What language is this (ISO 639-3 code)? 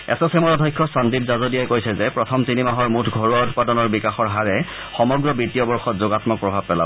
asm